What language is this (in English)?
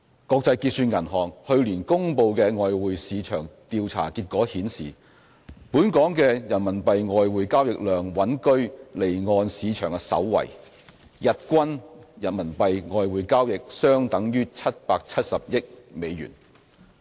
Cantonese